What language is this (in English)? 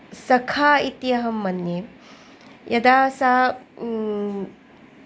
Sanskrit